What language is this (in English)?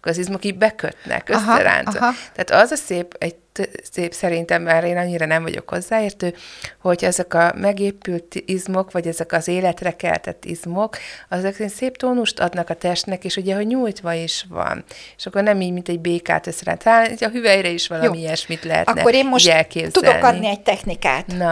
Hungarian